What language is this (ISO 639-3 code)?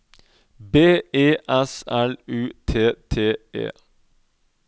nor